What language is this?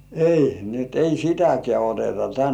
Finnish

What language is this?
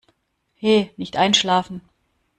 German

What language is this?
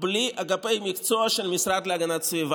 Hebrew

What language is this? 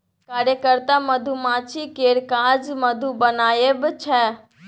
Maithili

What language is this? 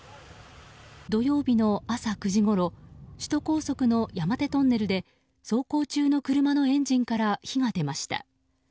Japanese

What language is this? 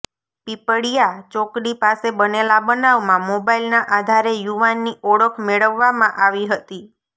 Gujarati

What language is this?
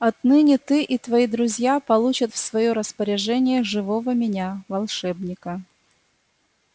Russian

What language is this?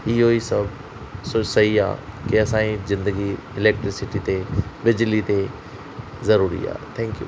Sindhi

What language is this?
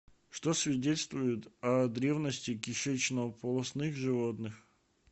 Russian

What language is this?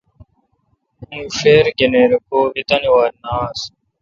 Kalkoti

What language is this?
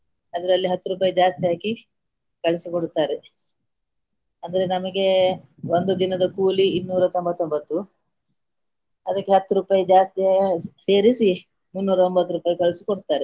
Kannada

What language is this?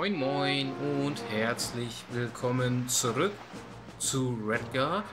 German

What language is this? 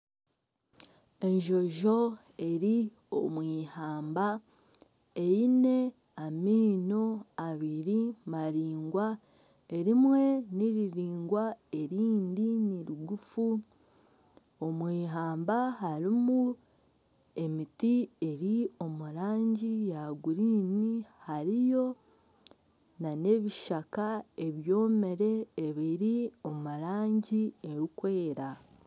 Nyankole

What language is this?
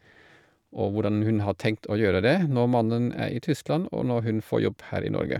Norwegian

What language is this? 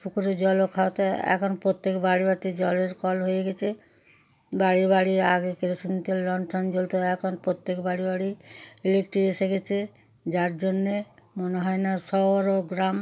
Bangla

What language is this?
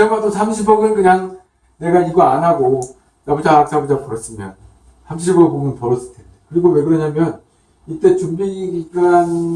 Korean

